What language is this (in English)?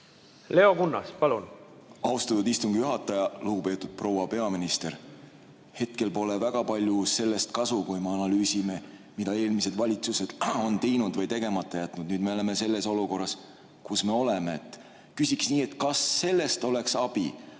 Estonian